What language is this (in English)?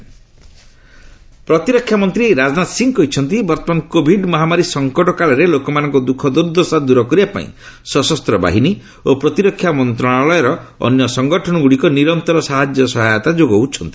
Odia